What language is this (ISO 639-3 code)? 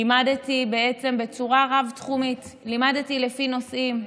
heb